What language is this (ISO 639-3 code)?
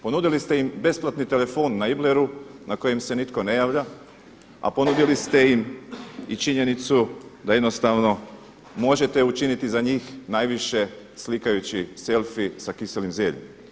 hrv